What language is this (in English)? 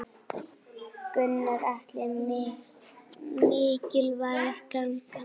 Icelandic